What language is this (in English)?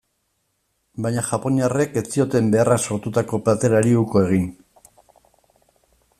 Basque